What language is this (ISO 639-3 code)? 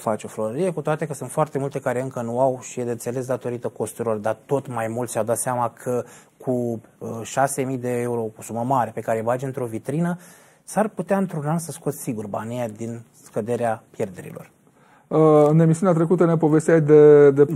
ron